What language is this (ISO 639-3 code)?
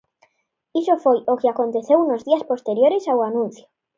glg